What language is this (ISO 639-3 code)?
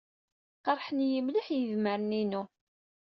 kab